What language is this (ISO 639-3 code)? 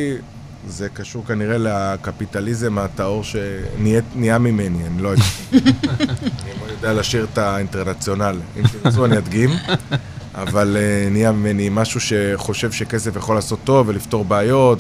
heb